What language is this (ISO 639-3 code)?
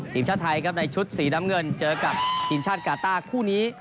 tha